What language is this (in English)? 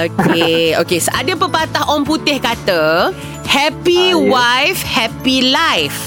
Malay